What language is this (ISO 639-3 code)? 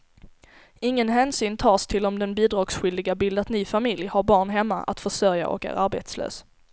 swe